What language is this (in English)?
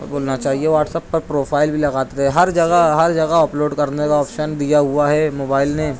Urdu